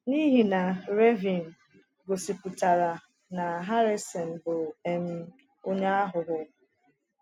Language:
Igbo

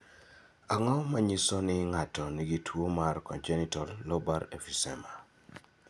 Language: Luo (Kenya and Tanzania)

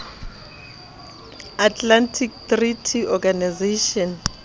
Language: Southern Sotho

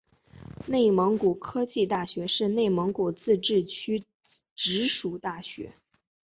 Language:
Chinese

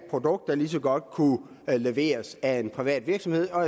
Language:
Danish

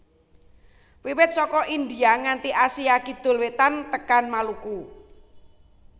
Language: Javanese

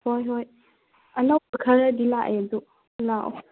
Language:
Manipuri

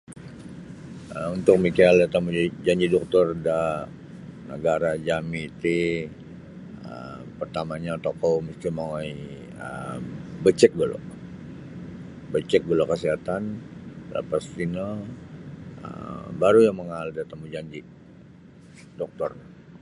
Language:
Sabah Bisaya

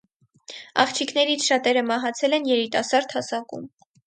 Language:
Armenian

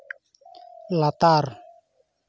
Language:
Santali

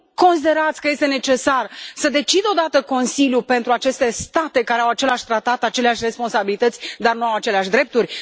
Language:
Romanian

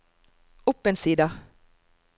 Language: Norwegian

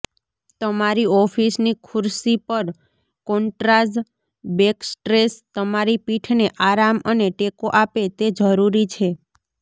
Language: Gujarati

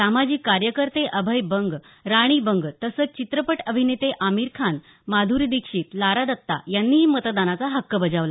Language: Marathi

